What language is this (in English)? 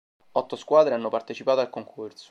Italian